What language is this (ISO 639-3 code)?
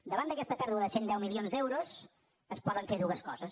cat